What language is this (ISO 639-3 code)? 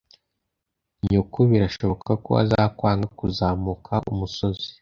kin